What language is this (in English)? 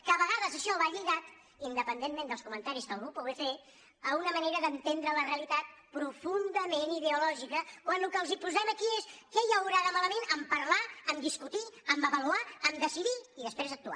Catalan